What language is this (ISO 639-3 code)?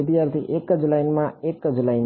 guj